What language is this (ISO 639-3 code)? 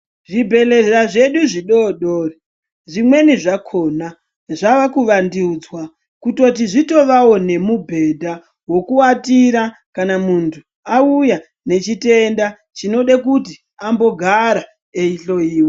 ndc